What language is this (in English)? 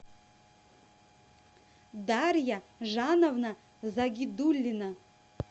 Russian